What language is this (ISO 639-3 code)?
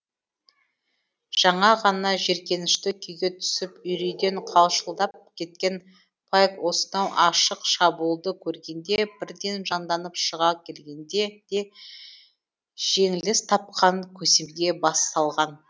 kaz